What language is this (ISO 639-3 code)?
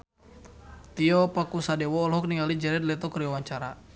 sun